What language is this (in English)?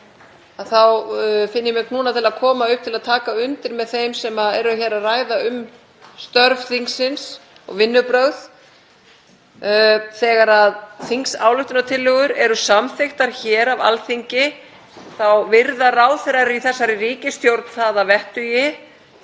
Icelandic